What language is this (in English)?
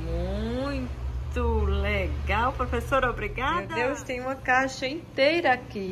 Portuguese